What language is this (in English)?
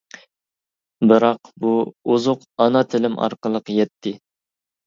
Uyghur